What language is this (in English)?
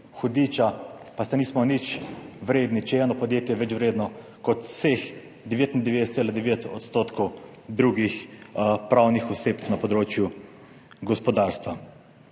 Slovenian